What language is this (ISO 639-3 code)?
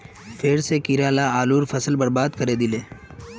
mag